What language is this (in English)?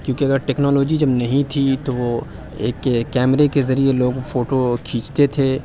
Urdu